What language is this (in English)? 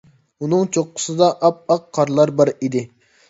Uyghur